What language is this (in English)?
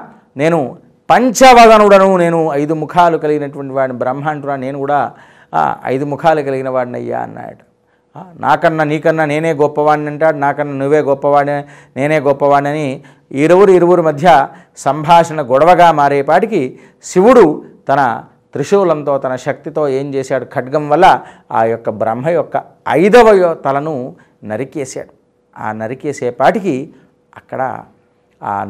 Telugu